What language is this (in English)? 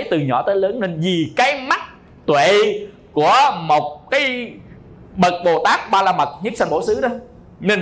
Vietnamese